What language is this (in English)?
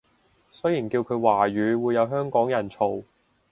Cantonese